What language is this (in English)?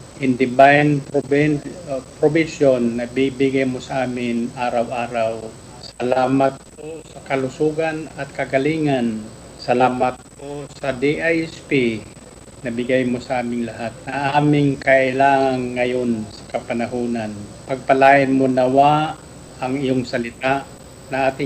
Filipino